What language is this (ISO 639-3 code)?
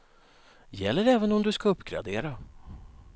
swe